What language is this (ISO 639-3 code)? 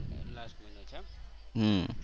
guj